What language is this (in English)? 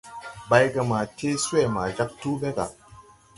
Tupuri